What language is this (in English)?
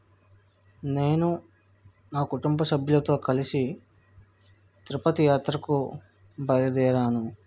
Telugu